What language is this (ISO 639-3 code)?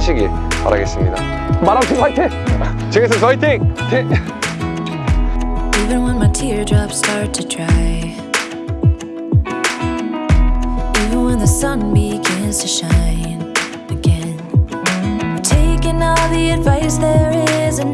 kor